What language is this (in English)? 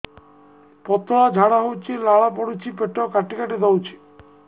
Odia